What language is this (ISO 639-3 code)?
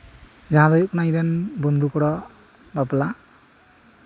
sat